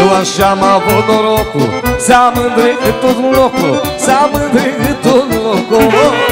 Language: Romanian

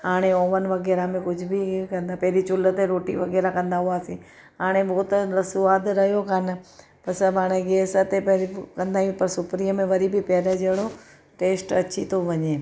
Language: Sindhi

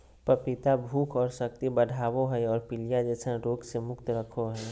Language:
Magahi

